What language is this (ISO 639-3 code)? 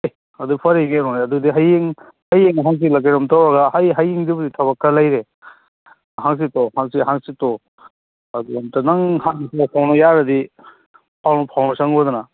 mni